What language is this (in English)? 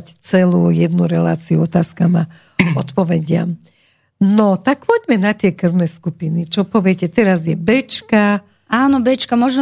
Slovak